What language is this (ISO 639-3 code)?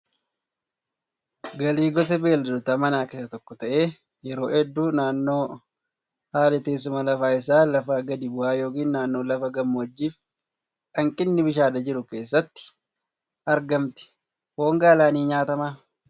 orm